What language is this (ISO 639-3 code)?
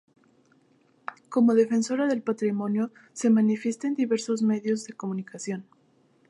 spa